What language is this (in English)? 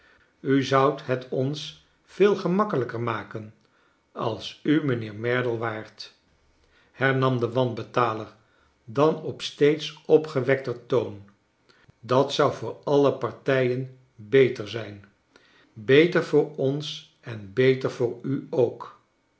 Dutch